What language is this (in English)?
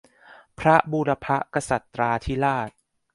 Thai